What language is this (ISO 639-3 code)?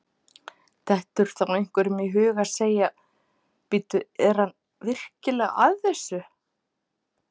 isl